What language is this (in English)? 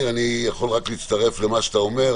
Hebrew